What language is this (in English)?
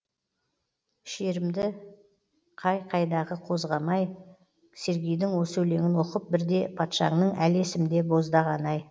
Kazakh